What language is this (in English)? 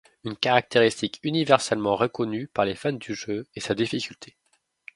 French